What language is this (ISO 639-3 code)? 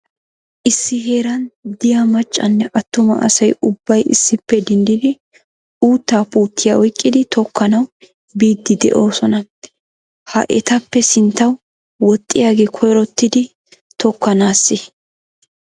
wal